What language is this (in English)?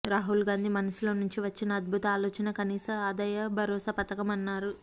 Telugu